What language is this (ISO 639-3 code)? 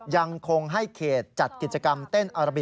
tha